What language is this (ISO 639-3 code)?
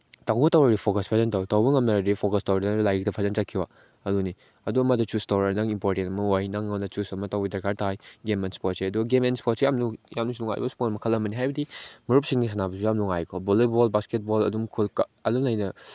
mni